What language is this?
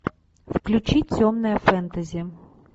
Russian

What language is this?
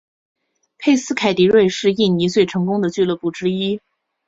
Chinese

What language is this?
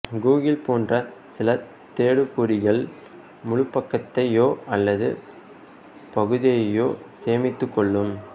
Tamil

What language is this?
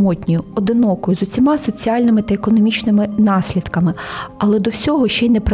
Ukrainian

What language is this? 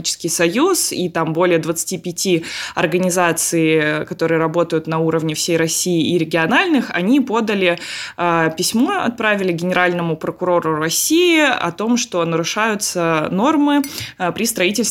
Russian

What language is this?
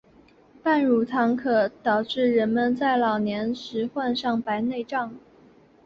Chinese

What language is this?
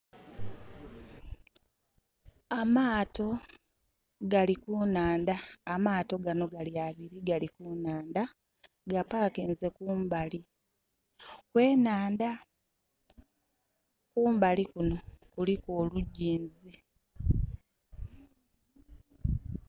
Soga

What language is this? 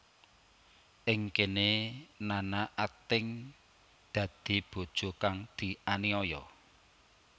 Javanese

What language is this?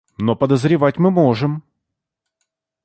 Russian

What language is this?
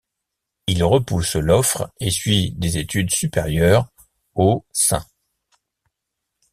French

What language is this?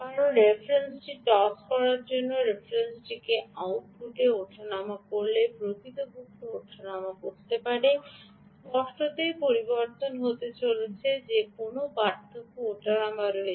Bangla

